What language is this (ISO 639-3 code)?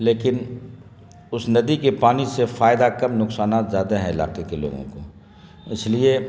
urd